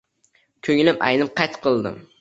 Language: Uzbek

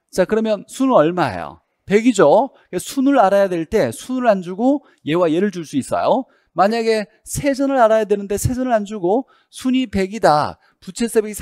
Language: Korean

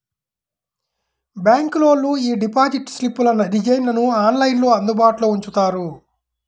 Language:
Telugu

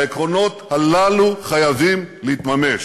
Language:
Hebrew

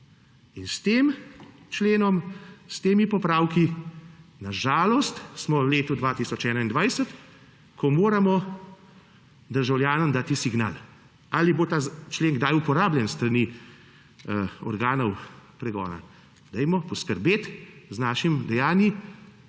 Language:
Slovenian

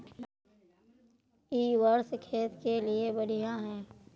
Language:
Magahi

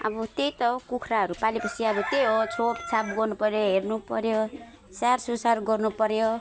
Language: Nepali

